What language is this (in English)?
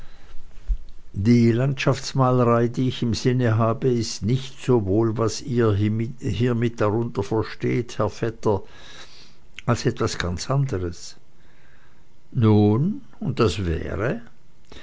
German